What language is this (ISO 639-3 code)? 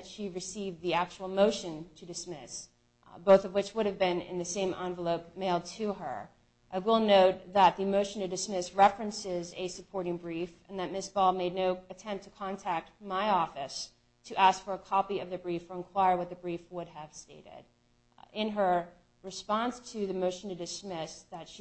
eng